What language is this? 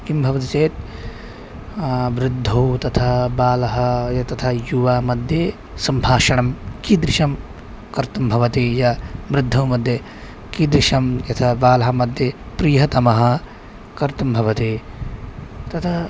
Sanskrit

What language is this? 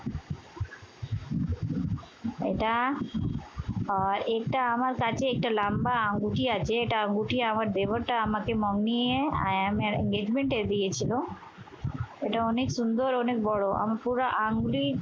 Bangla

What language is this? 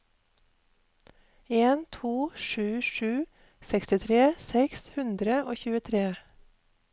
Norwegian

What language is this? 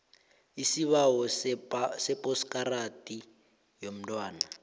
South Ndebele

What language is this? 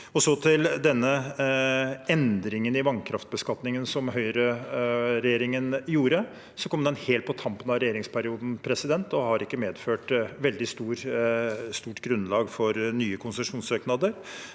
Norwegian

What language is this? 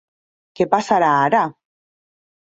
Catalan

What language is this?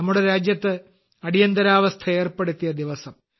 Malayalam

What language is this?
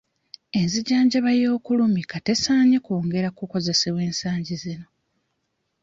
Ganda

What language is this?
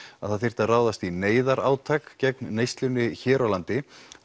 Icelandic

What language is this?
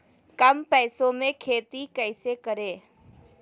Magahi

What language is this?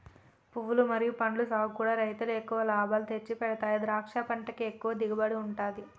Telugu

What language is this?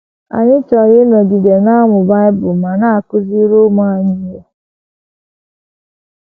Igbo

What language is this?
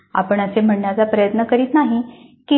Marathi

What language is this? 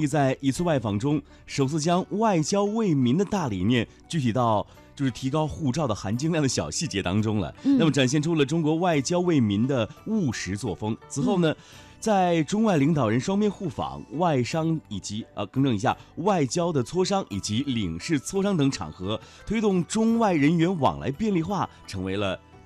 Chinese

